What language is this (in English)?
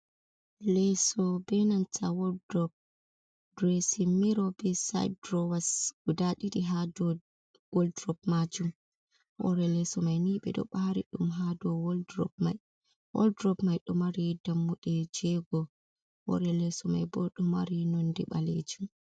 Fula